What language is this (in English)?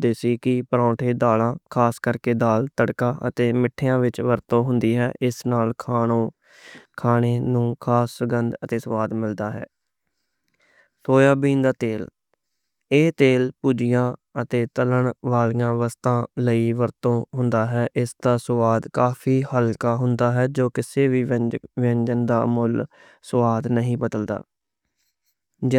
Western Panjabi